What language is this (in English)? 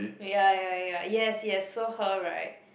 English